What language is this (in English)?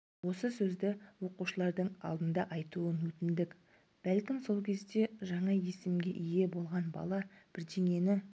Kazakh